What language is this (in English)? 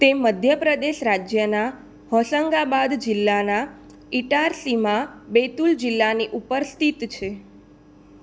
Gujarati